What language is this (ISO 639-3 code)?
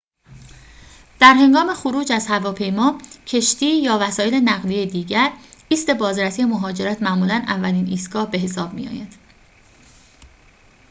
fas